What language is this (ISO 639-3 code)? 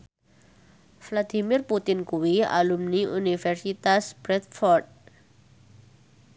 jav